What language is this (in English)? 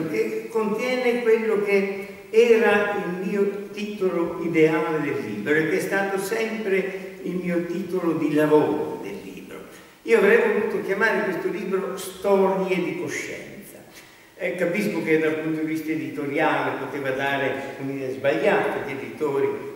Italian